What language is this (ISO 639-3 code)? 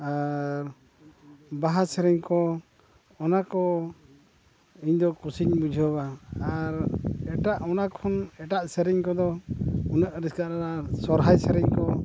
sat